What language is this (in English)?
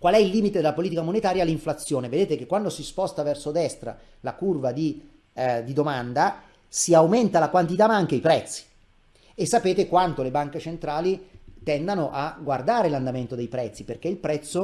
Italian